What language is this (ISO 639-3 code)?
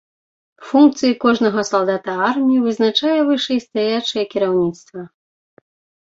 bel